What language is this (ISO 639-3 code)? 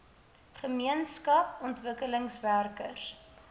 afr